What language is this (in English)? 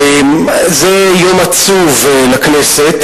Hebrew